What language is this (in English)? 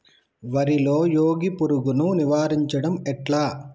Telugu